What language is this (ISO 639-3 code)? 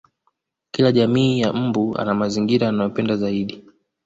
swa